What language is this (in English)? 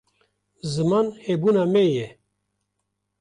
Kurdish